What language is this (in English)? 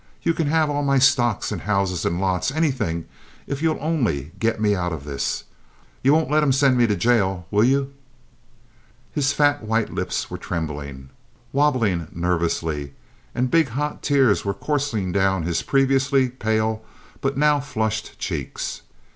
English